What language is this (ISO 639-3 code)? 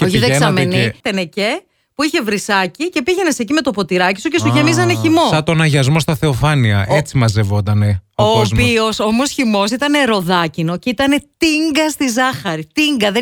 ell